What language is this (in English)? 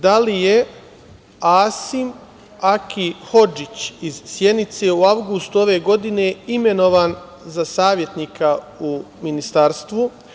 Serbian